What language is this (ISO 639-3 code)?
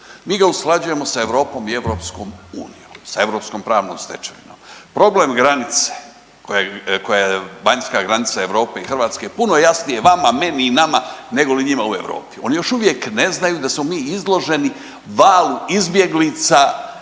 hrv